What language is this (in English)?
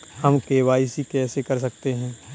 Hindi